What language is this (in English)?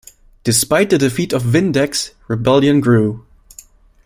English